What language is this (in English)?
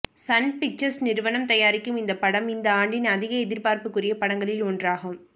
Tamil